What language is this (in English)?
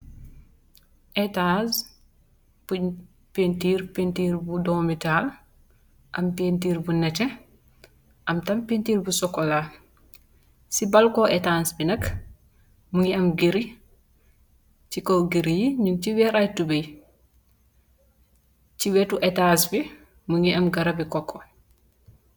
Wolof